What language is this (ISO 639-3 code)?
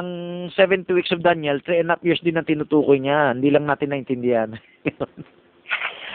fil